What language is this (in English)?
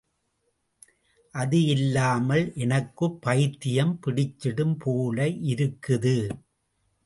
Tamil